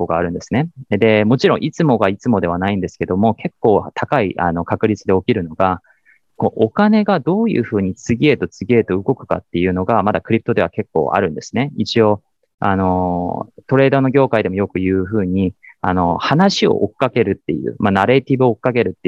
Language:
Japanese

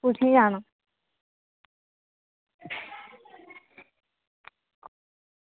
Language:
Dogri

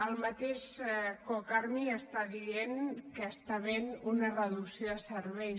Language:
Catalan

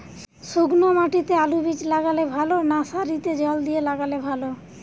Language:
Bangla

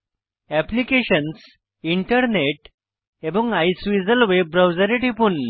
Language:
Bangla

